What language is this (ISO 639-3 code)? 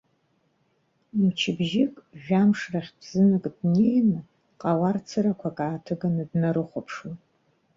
abk